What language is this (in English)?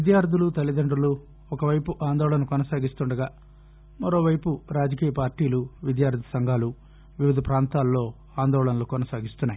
Telugu